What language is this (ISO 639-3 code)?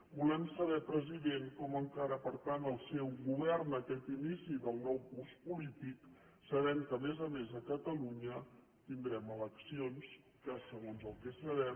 cat